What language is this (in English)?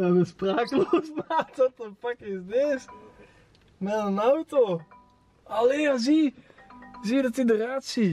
Dutch